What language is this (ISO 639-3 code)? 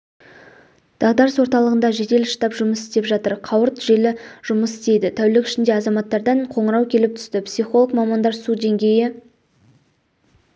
kaz